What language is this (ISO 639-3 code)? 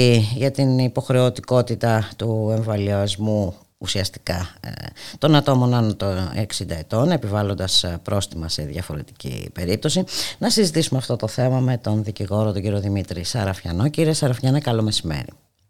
ell